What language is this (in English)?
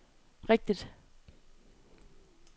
Danish